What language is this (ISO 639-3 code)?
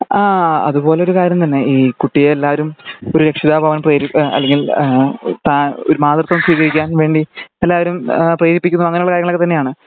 mal